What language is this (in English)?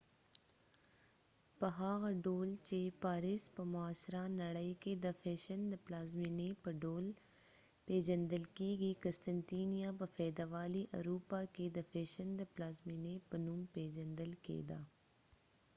Pashto